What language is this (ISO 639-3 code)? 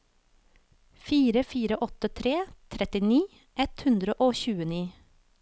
nor